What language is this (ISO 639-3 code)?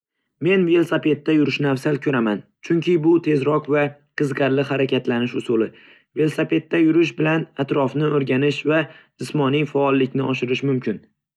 uzb